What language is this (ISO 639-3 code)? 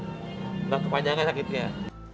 ind